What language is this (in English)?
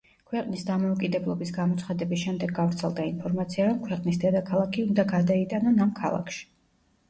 Georgian